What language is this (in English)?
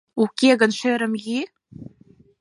Mari